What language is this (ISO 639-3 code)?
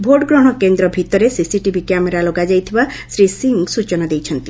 ori